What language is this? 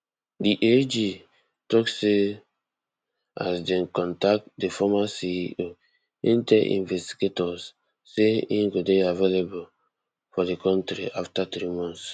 Nigerian Pidgin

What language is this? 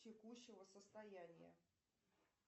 Russian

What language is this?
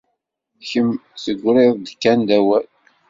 Kabyle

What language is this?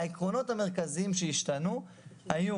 Hebrew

